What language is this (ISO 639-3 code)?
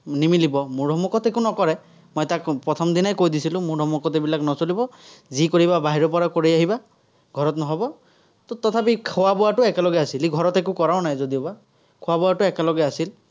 asm